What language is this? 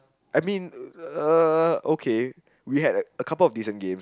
English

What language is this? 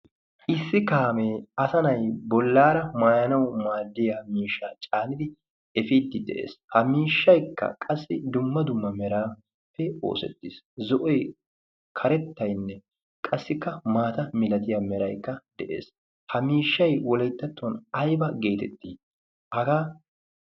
Wolaytta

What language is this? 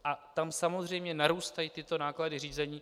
Czech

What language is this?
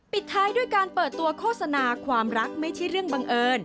Thai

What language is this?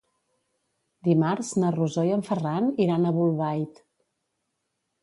Catalan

